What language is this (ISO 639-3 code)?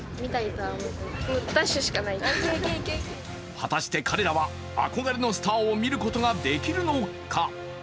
jpn